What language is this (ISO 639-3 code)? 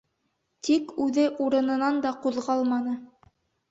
bak